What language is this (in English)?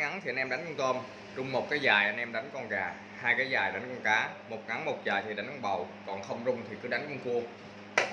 Vietnamese